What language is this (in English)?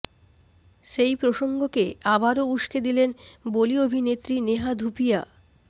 Bangla